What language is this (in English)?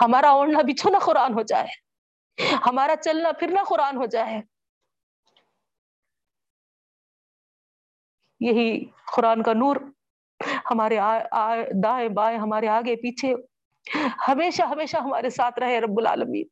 Urdu